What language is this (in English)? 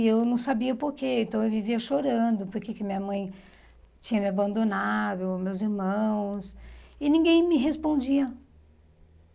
Portuguese